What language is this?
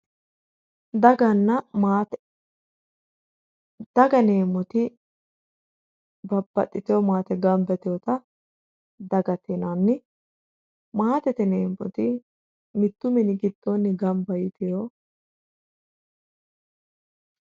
Sidamo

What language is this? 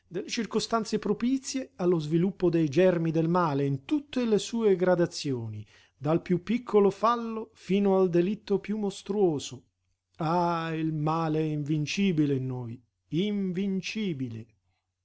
Italian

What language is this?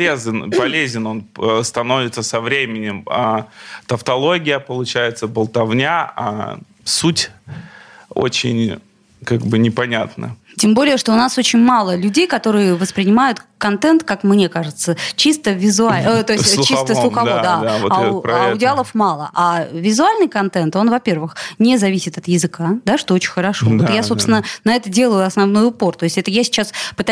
Russian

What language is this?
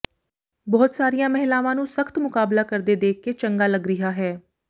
Punjabi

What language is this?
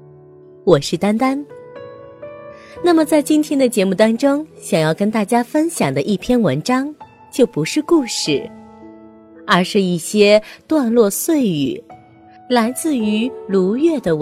Chinese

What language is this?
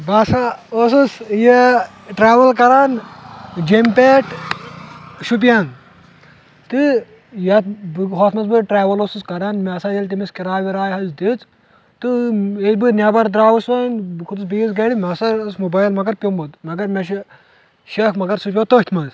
Kashmiri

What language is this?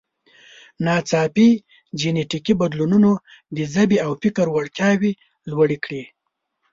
Pashto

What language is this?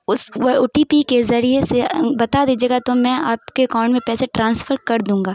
Urdu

